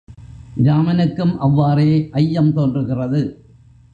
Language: Tamil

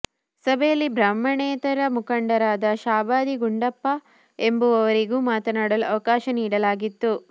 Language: Kannada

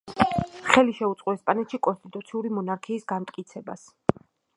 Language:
Georgian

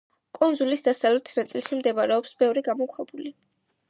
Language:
Georgian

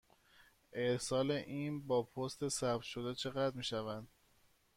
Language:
Persian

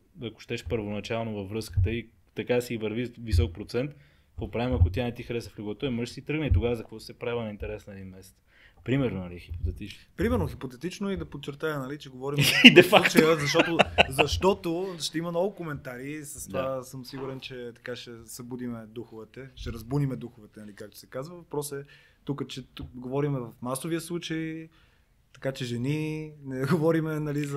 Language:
Bulgarian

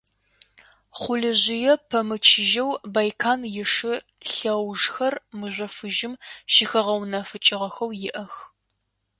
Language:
Adyghe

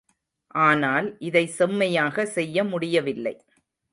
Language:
Tamil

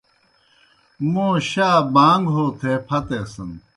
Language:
Kohistani Shina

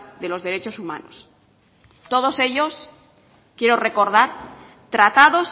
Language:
Spanish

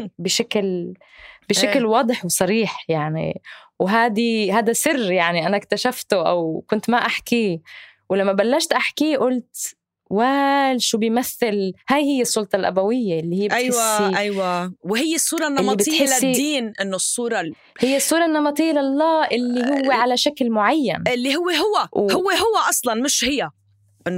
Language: Arabic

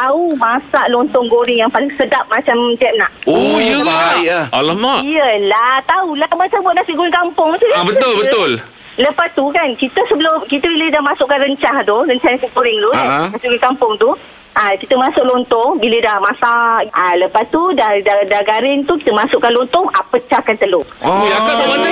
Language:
Malay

